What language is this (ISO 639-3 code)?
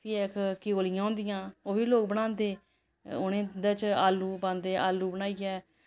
doi